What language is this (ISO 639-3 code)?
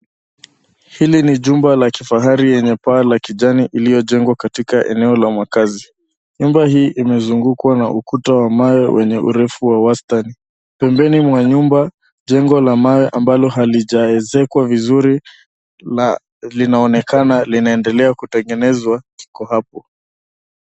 swa